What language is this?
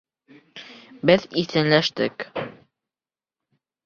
Bashkir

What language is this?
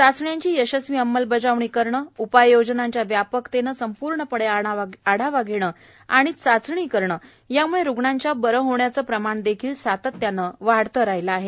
Marathi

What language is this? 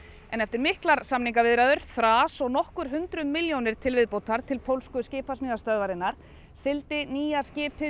Icelandic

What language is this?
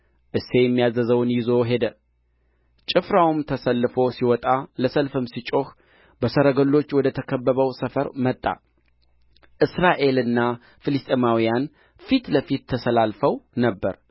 Amharic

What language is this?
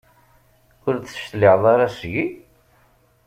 Kabyle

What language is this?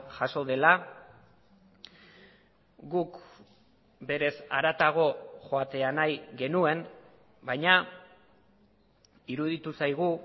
Basque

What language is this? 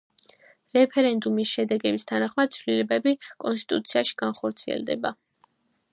Georgian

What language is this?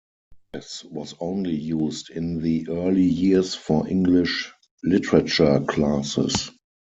English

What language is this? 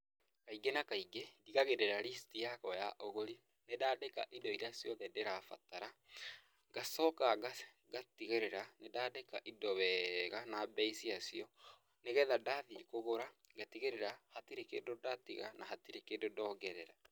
Kikuyu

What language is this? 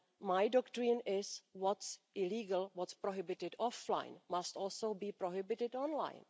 English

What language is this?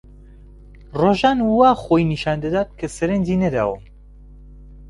Central Kurdish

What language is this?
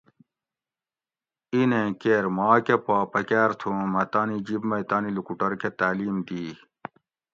Gawri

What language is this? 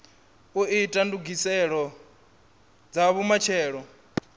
Venda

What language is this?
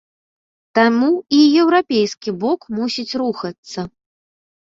Belarusian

